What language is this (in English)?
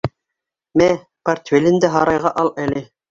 Bashkir